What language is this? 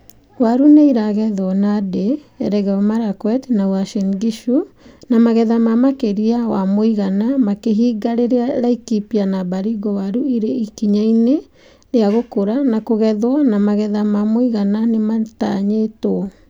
Kikuyu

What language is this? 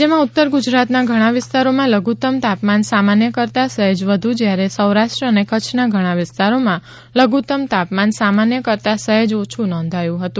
Gujarati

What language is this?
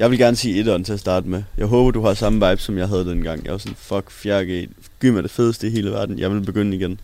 Danish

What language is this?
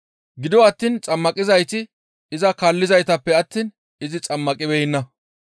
Gamo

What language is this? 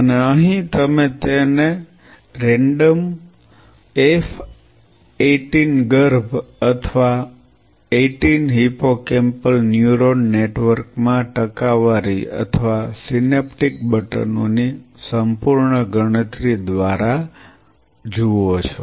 Gujarati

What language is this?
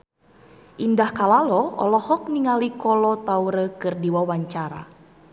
Sundanese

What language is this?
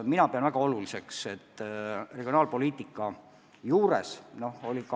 Estonian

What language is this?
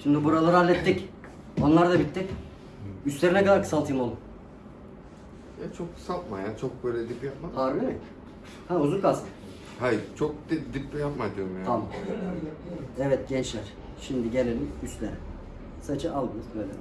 Turkish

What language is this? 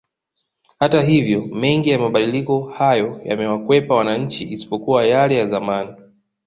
Swahili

